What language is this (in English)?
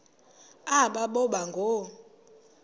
Xhosa